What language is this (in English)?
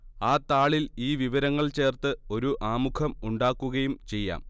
Malayalam